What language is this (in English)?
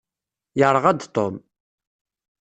Kabyle